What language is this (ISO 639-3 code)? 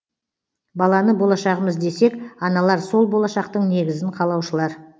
kaz